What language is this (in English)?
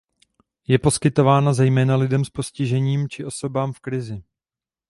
Czech